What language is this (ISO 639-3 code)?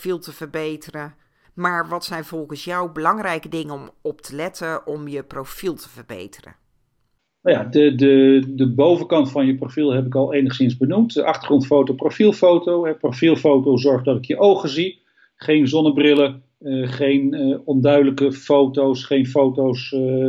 nld